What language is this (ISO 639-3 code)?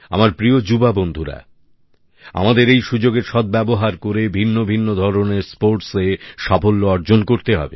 ben